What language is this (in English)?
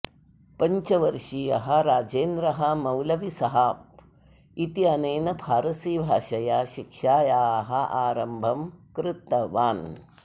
Sanskrit